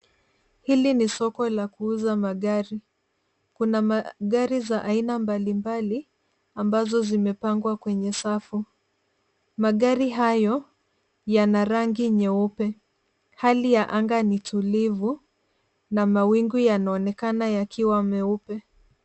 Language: Swahili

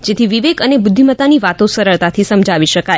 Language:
Gujarati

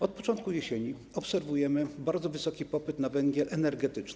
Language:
Polish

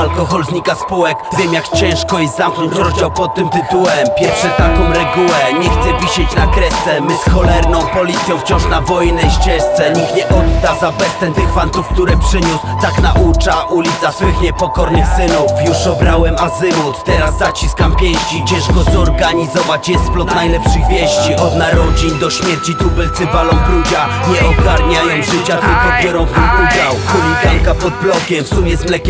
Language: Polish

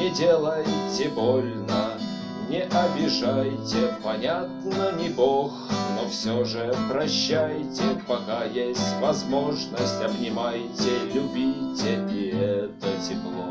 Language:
Russian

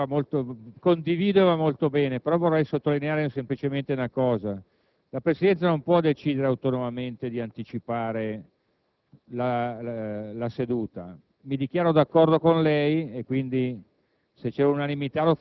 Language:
Italian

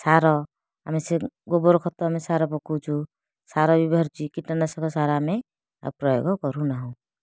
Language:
Odia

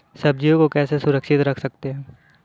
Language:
Hindi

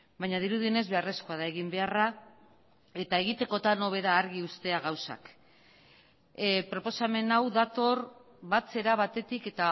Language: Basque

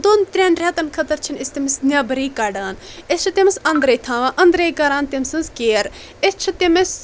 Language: Kashmiri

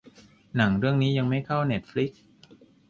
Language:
Thai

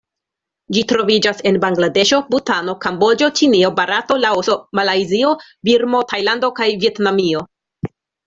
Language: Esperanto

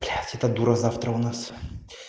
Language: Russian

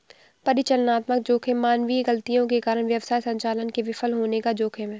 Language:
Hindi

